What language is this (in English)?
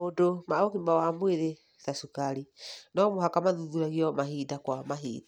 Kikuyu